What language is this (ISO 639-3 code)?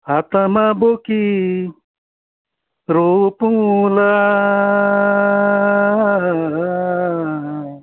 nep